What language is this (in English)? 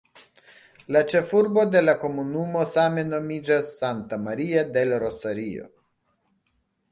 Esperanto